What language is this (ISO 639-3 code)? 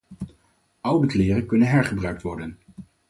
nld